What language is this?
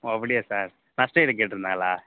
Tamil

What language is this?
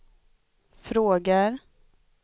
Swedish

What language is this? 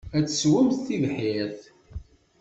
Kabyle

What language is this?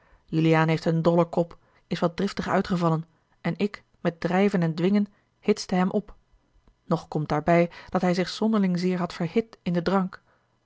Dutch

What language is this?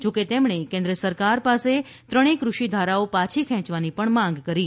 Gujarati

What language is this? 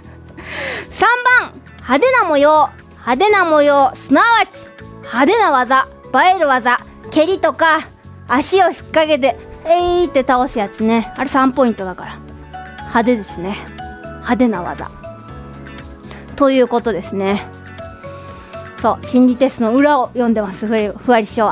Japanese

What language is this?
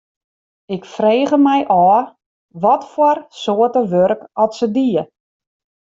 Western Frisian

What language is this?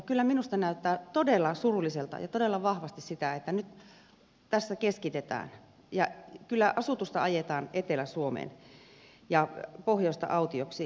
Finnish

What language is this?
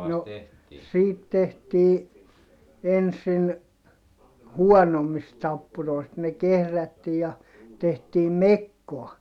Finnish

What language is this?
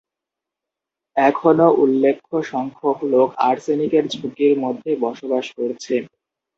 Bangla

